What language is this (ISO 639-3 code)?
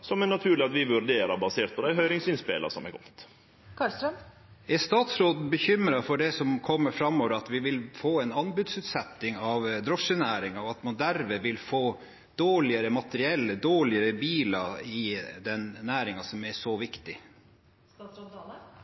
nor